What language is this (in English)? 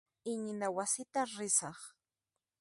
Puno Quechua